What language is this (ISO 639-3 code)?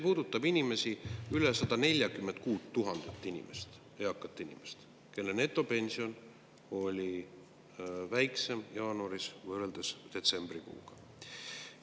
est